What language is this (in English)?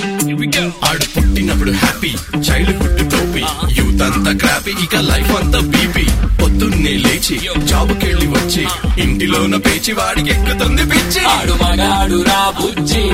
Telugu